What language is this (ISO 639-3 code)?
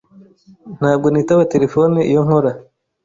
kin